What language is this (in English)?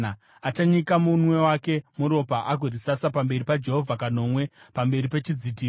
Shona